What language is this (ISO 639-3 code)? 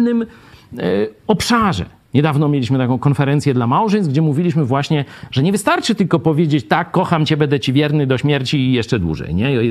pol